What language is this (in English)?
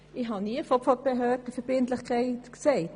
Swiss German